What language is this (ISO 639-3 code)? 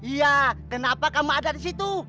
ind